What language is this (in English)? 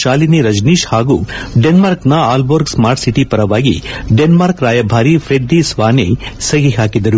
Kannada